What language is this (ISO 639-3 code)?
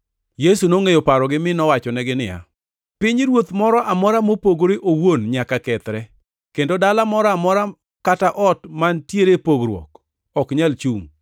luo